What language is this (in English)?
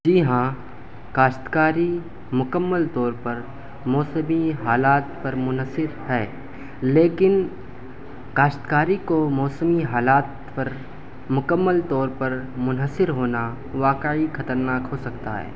Urdu